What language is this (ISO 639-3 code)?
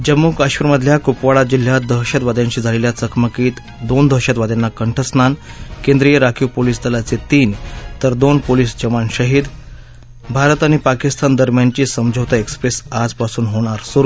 mar